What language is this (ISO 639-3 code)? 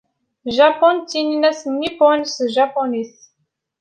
kab